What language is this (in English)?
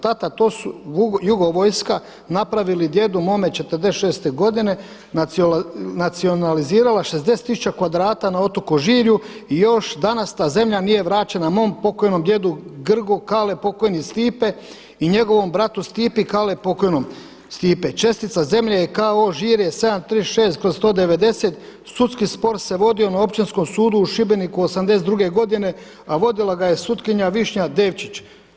Croatian